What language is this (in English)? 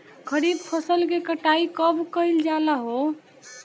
Bhojpuri